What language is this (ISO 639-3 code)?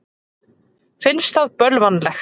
isl